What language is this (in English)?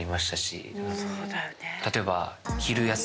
Japanese